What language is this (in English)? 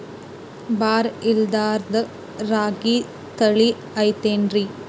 Kannada